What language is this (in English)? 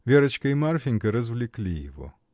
Russian